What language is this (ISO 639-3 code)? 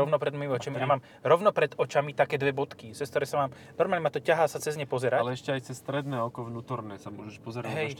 slk